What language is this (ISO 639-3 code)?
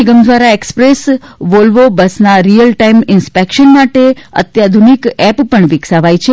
guj